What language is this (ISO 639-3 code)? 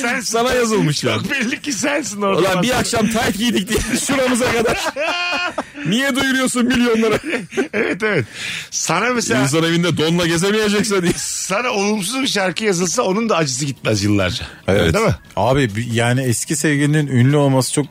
tur